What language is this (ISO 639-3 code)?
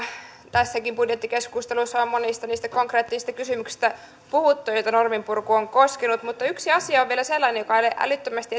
fin